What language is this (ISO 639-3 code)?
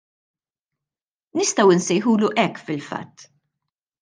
mlt